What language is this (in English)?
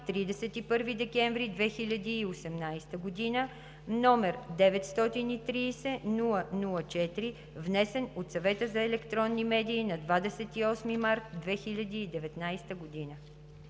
Bulgarian